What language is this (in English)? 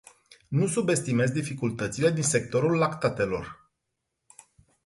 Romanian